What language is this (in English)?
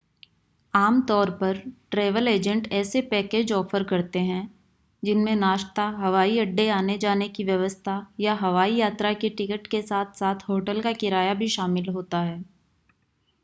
Hindi